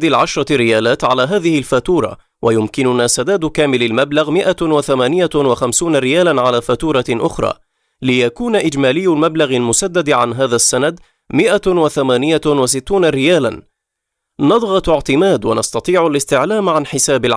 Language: Arabic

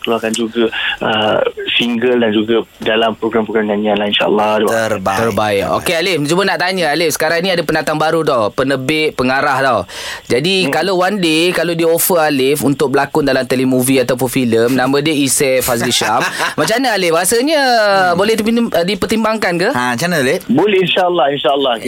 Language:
Malay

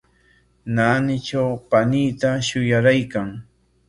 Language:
Corongo Ancash Quechua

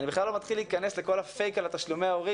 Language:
Hebrew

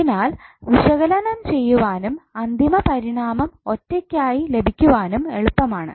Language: Malayalam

